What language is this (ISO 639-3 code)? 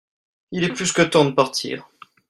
fra